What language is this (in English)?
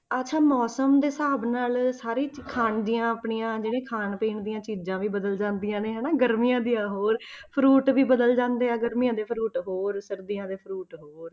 Punjabi